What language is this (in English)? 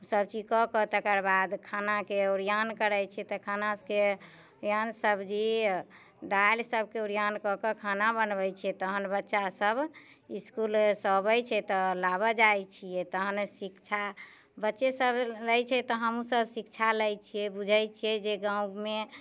Maithili